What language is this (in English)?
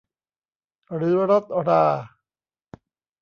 Thai